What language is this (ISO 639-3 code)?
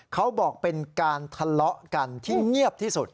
tha